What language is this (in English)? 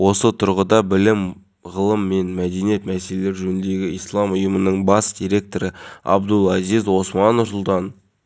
Kazakh